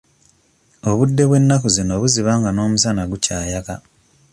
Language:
Ganda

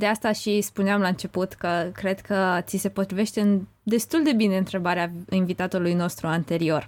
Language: Romanian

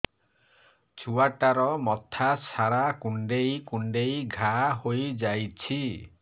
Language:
Odia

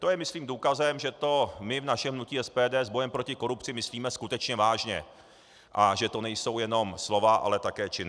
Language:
Czech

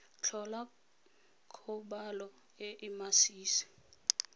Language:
Tswana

